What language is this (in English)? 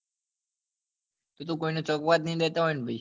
Gujarati